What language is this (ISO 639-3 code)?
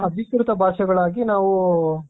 kan